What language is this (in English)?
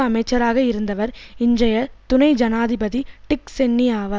Tamil